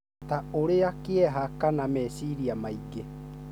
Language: Kikuyu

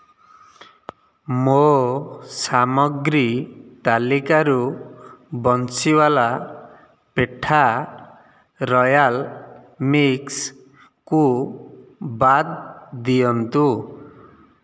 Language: Odia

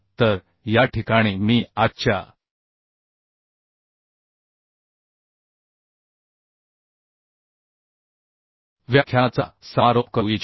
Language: Marathi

